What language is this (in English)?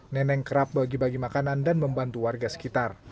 Indonesian